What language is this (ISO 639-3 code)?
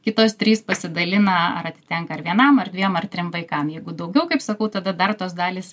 lit